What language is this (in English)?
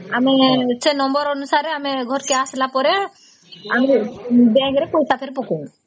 Odia